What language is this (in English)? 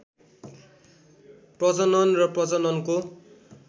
Nepali